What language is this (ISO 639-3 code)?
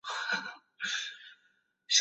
zho